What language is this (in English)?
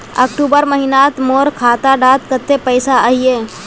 Magahi